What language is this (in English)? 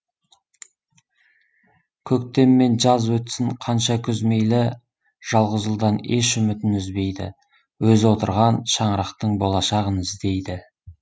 Kazakh